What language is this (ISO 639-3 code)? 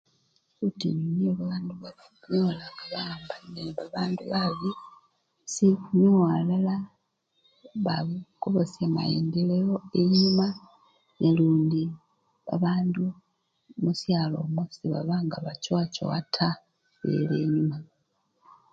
luy